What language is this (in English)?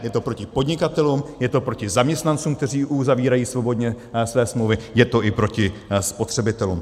Czech